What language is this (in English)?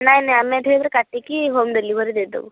Odia